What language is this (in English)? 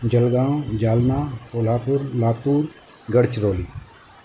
Sindhi